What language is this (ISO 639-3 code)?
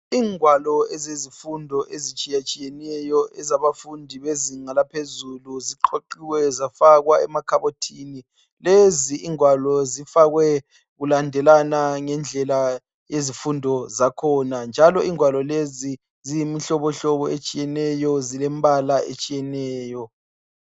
nde